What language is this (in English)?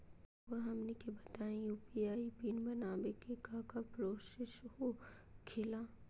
Magahi